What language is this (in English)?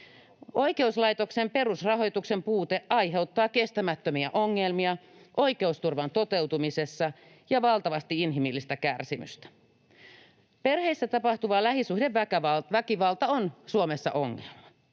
Finnish